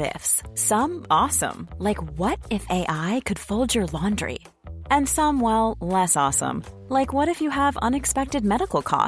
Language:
Hindi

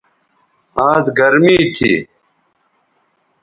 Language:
Bateri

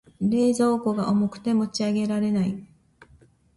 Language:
Japanese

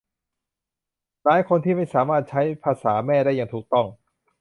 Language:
Thai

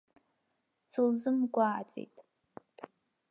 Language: Abkhazian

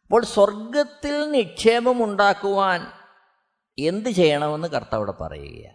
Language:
Malayalam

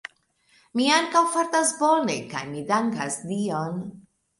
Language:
Esperanto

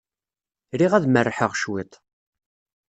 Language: Kabyle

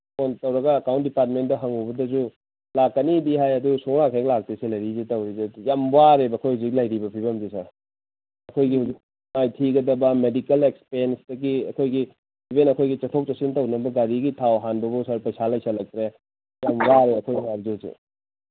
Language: Manipuri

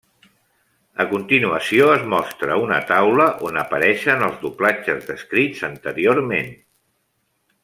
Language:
Catalan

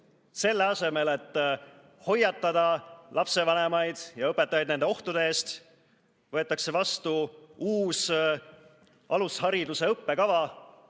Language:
Estonian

